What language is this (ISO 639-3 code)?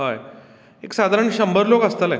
kok